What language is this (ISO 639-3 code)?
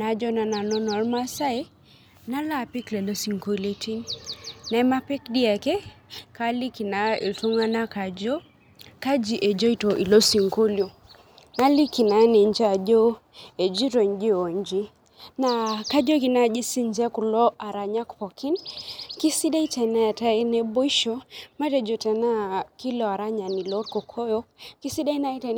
mas